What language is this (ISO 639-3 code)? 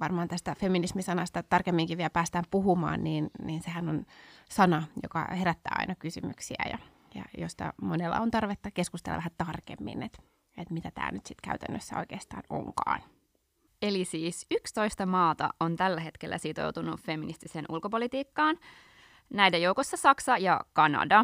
fin